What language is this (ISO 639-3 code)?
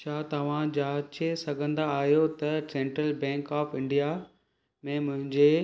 snd